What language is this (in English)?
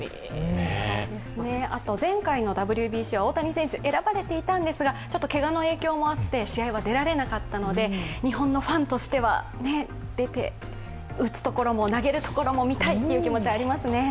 Japanese